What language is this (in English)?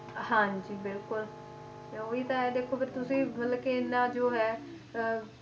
Punjabi